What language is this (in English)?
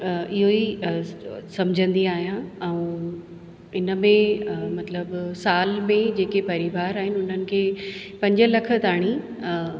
Sindhi